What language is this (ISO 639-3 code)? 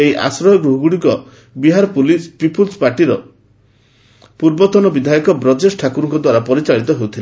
ori